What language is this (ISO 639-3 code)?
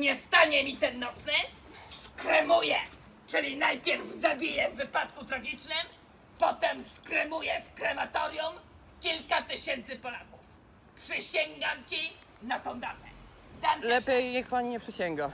pol